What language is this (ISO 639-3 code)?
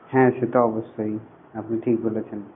ben